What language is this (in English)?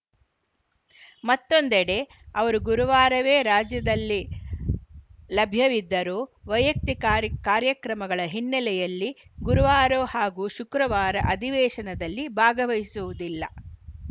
Kannada